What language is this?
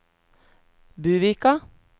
Norwegian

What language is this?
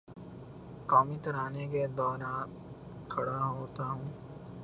Urdu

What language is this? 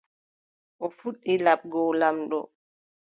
Adamawa Fulfulde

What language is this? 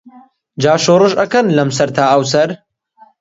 Central Kurdish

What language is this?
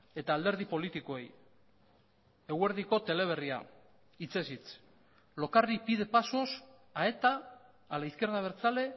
Basque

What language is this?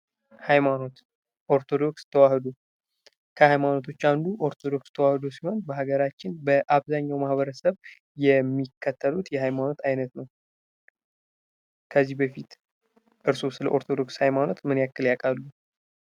Amharic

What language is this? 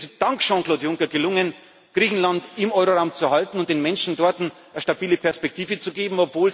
German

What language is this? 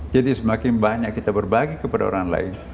Indonesian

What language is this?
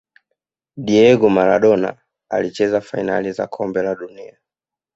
Swahili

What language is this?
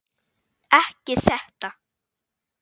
Icelandic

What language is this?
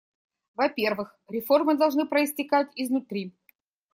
Russian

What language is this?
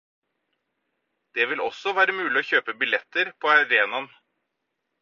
Norwegian Bokmål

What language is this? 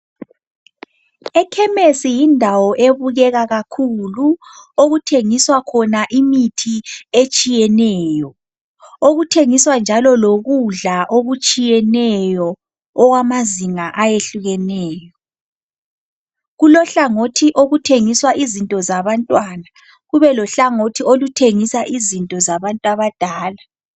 North Ndebele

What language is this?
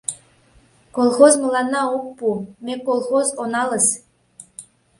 Mari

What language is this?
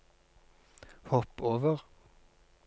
Norwegian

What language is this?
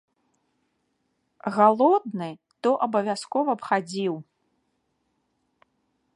Belarusian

